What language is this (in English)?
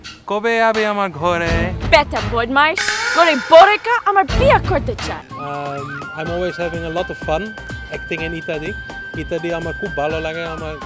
Bangla